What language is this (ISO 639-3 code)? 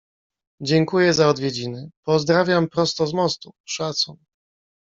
pol